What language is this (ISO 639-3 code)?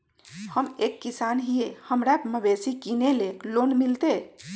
mag